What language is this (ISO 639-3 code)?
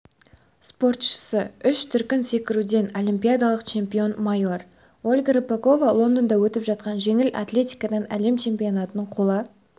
kaz